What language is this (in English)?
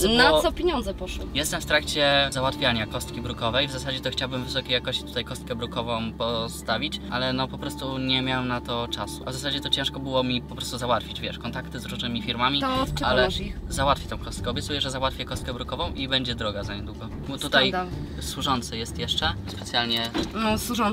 Polish